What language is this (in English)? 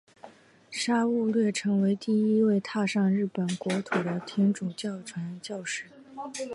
Chinese